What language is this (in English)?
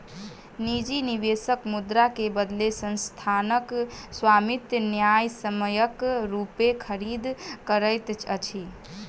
Maithili